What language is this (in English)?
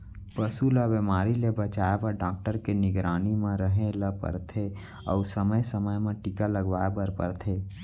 Chhattisgarhi